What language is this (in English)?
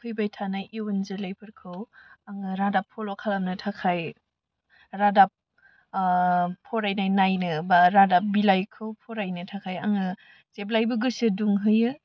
Bodo